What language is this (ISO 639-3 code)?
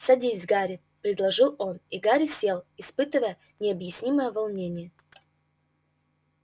rus